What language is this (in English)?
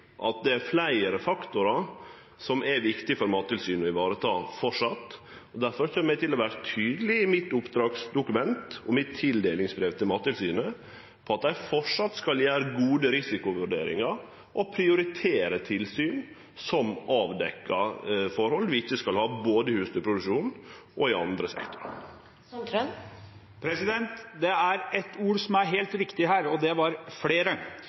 Norwegian